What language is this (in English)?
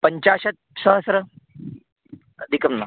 Sanskrit